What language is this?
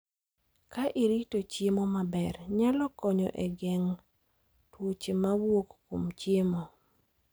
Luo (Kenya and Tanzania)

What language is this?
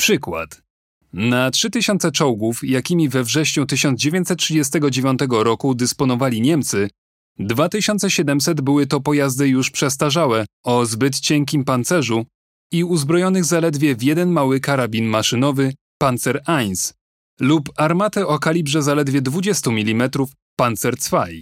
Polish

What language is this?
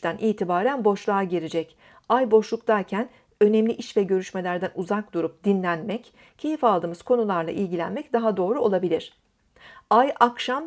Turkish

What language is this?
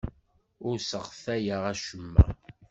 Kabyle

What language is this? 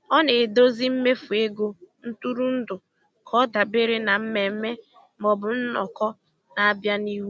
Igbo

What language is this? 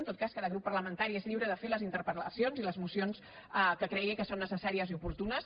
Catalan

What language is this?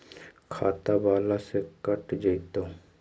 Magahi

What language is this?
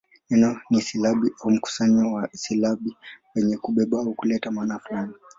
Swahili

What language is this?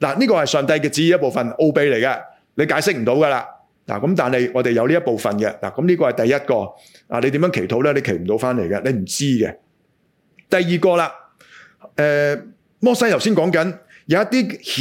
Chinese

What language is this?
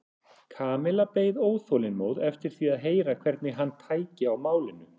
Icelandic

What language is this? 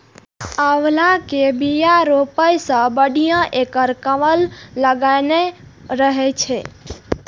Maithili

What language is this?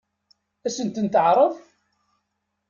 Kabyle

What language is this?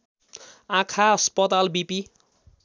Nepali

